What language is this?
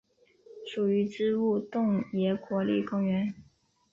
Chinese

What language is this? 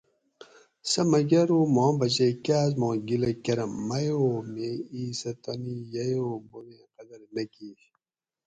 Gawri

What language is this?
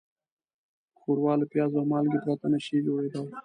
Pashto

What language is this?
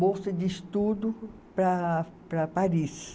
Portuguese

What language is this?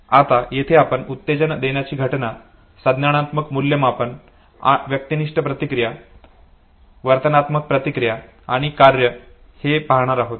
Marathi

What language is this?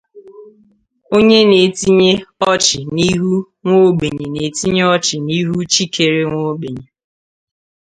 Igbo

